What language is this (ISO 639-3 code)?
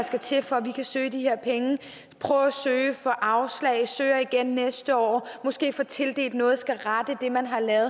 dan